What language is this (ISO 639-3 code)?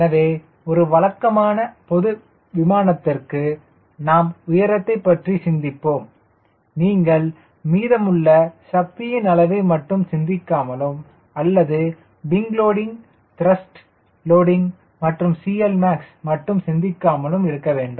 tam